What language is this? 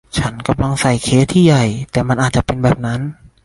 Thai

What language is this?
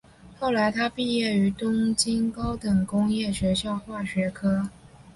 Chinese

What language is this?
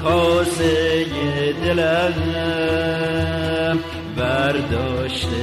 Persian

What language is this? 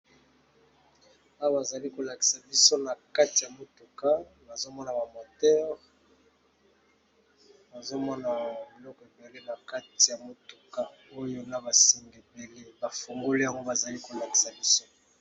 Lingala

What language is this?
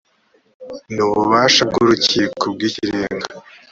Kinyarwanda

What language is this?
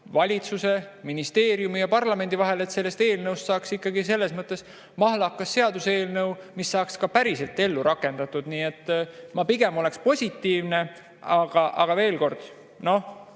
Estonian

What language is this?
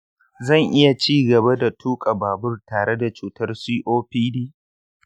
Hausa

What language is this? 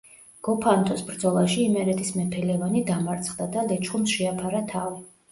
Georgian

